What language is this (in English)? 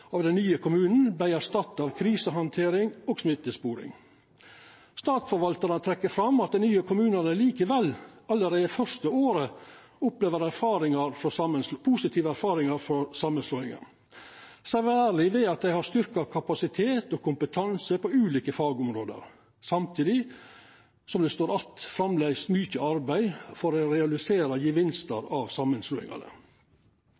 Norwegian Nynorsk